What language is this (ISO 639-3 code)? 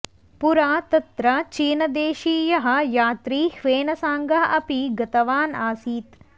san